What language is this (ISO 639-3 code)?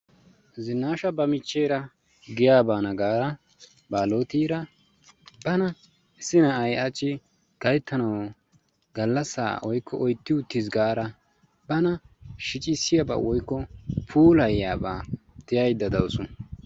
wal